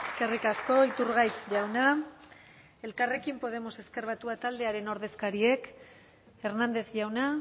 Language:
Basque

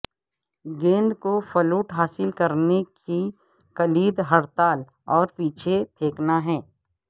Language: Urdu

